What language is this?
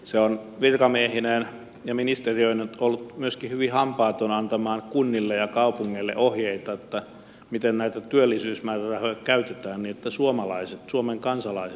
Finnish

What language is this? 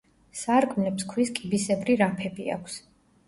Georgian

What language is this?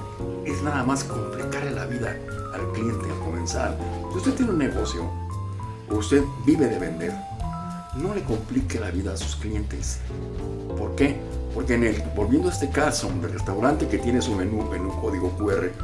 Spanish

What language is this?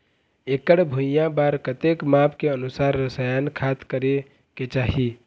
Chhattisgarhi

